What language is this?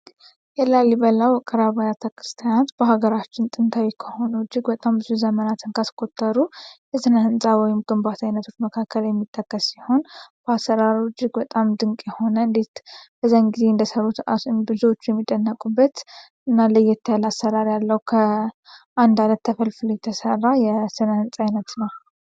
Amharic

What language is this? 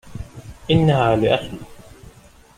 Arabic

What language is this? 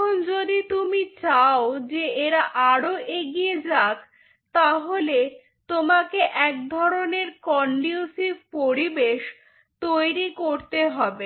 Bangla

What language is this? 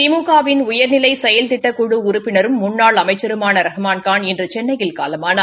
Tamil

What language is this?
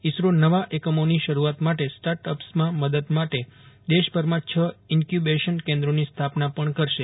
Gujarati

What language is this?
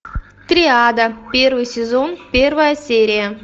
Russian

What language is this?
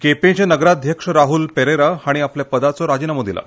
Konkani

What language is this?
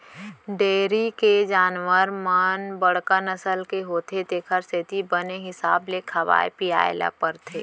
Chhattisgarhi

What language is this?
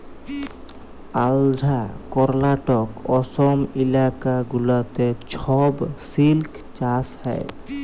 Bangla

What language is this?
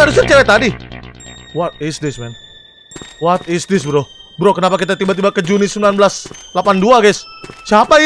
Indonesian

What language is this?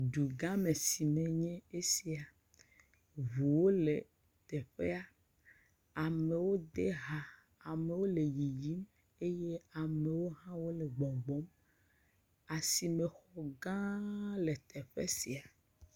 Ewe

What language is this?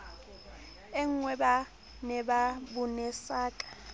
Southern Sotho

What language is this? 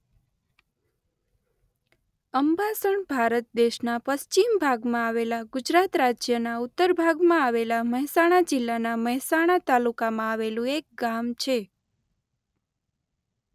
Gujarati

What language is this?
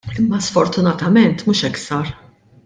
Maltese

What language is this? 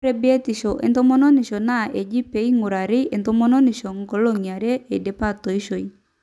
Masai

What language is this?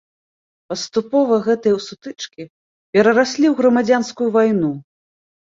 Belarusian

